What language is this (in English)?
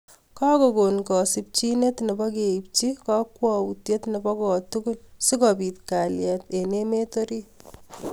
Kalenjin